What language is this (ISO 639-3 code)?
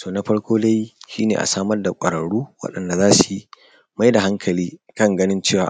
hau